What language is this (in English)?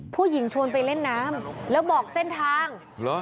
Thai